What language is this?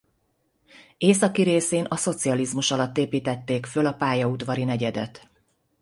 Hungarian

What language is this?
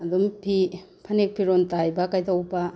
Manipuri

